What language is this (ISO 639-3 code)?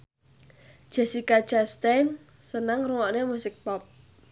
jav